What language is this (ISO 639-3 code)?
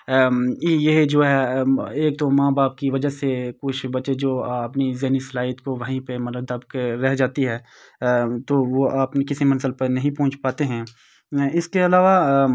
urd